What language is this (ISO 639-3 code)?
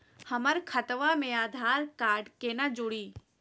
mag